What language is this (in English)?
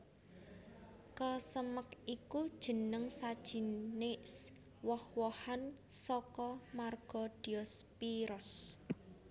Javanese